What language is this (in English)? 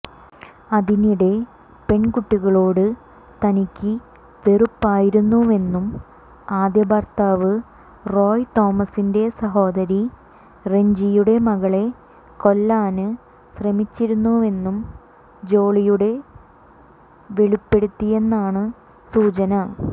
Malayalam